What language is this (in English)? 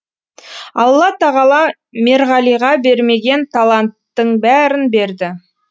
Kazakh